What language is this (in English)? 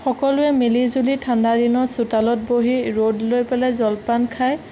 Assamese